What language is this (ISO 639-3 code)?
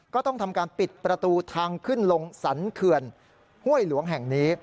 tha